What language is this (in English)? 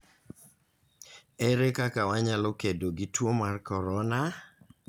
Luo (Kenya and Tanzania)